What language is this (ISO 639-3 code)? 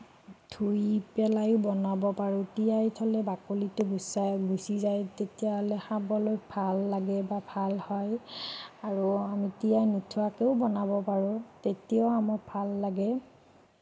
asm